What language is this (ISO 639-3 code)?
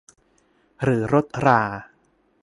tha